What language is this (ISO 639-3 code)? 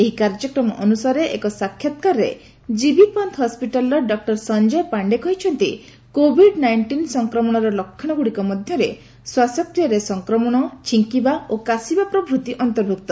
ori